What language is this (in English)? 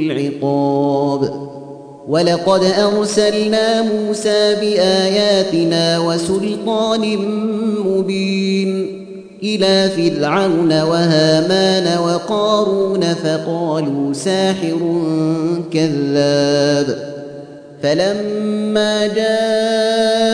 Arabic